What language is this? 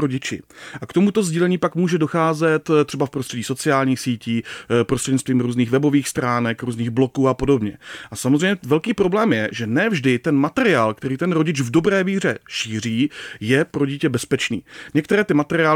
Czech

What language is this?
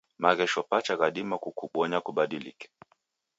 Taita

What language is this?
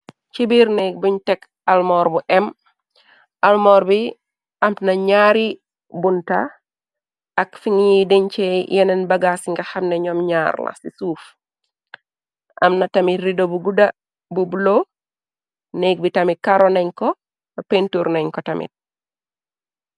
Wolof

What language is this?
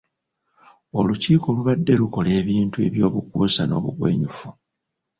Ganda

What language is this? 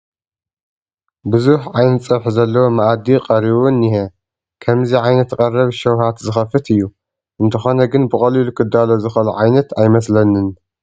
Tigrinya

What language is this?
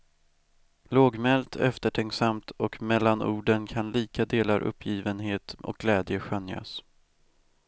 Swedish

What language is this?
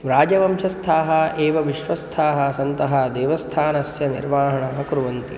Sanskrit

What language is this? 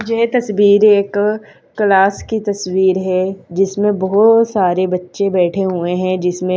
Hindi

